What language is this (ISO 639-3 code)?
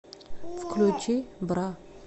rus